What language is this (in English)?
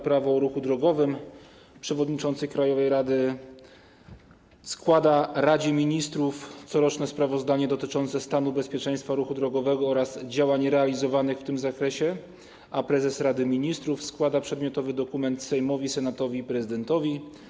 Polish